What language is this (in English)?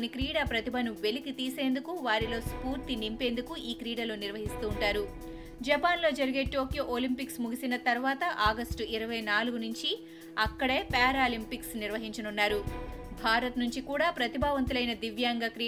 Telugu